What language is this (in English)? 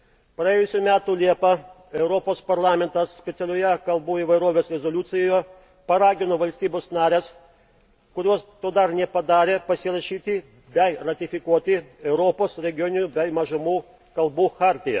Lithuanian